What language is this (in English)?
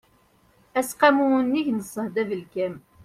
Kabyle